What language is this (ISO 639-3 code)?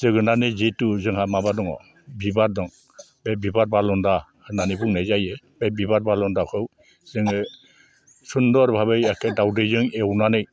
brx